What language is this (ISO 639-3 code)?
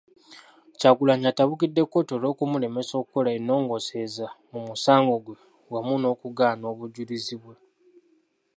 lug